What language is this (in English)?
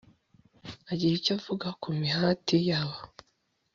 Kinyarwanda